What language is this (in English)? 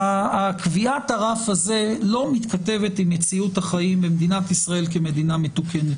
Hebrew